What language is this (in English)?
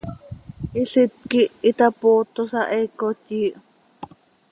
Seri